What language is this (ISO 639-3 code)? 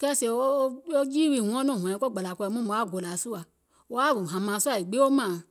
gol